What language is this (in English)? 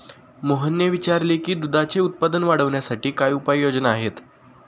Marathi